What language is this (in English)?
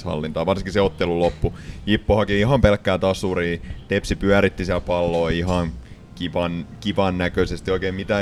Finnish